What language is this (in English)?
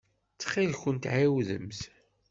Kabyle